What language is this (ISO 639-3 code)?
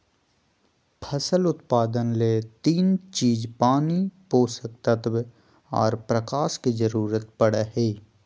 mag